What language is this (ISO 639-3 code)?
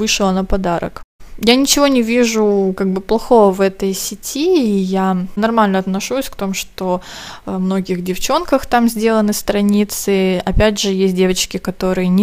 rus